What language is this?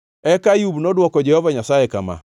Luo (Kenya and Tanzania)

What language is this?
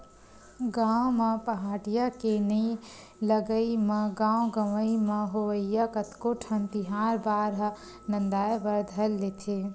Chhattisgarhi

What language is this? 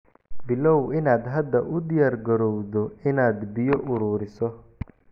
Somali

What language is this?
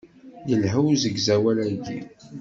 Kabyle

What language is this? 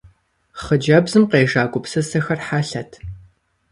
Kabardian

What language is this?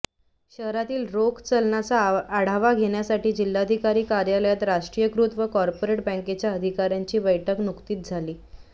Marathi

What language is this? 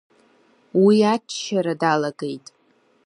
Abkhazian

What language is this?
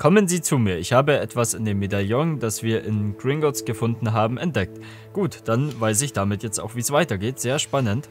German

